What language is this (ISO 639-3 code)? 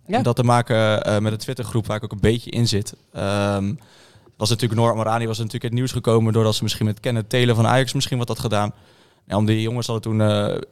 nld